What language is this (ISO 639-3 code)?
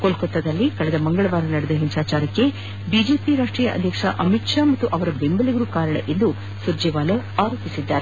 kan